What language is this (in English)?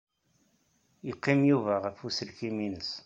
Kabyle